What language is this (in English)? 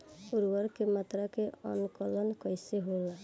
Bhojpuri